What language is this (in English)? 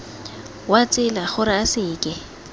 Tswana